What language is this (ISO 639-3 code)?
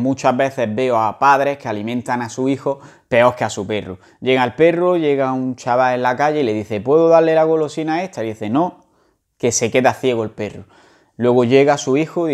spa